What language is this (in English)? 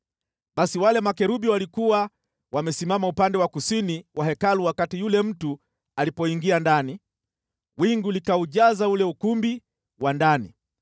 Swahili